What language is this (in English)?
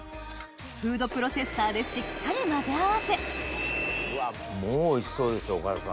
Japanese